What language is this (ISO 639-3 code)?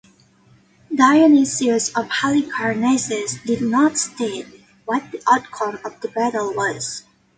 eng